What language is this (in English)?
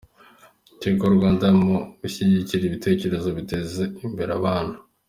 Kinyarwanda